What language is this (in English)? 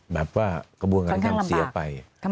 Thai